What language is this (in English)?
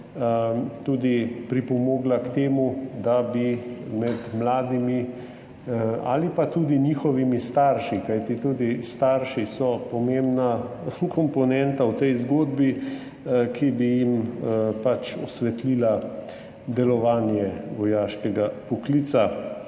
Slovenian